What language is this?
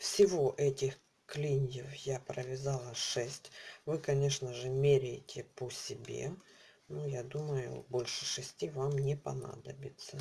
Russian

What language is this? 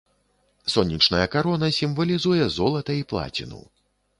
Belarusian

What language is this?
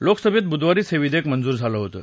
Marathi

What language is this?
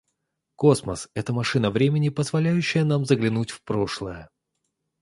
Russian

